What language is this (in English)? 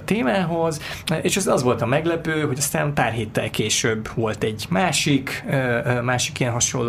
Hungarian